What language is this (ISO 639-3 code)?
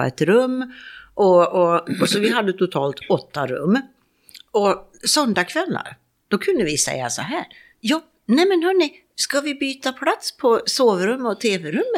swe